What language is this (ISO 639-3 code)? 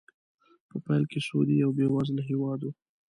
pus